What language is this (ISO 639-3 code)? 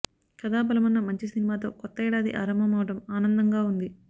tel